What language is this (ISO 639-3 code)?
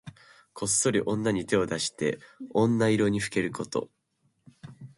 jpn